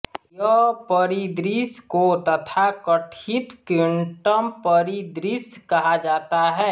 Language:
Hindi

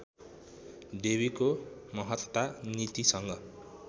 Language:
Nepali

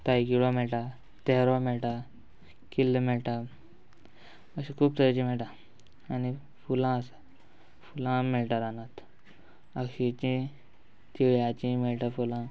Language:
Konkani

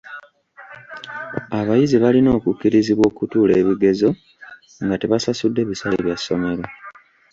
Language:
Ganda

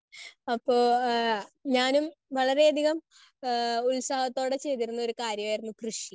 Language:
Malayalam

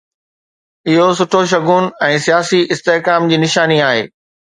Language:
Sindhi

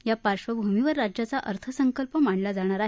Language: Marathi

